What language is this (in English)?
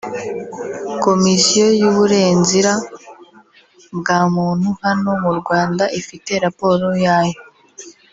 Kinyarwanda